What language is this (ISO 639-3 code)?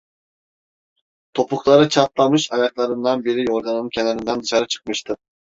tur